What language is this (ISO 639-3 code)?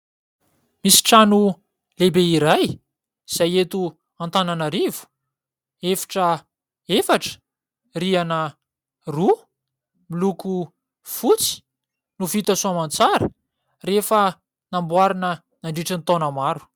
mlg